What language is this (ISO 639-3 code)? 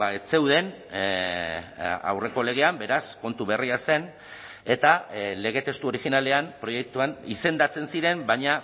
eus